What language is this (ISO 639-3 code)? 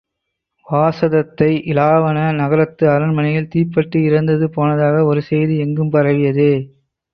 tam